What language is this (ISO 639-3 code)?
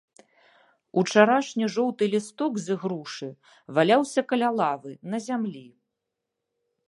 bel